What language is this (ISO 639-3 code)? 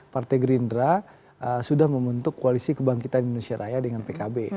ind